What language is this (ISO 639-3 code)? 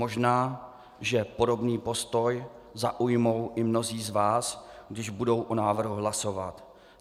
ces